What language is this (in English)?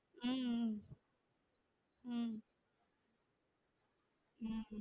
Tamil